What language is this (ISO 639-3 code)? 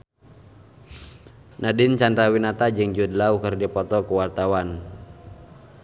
sun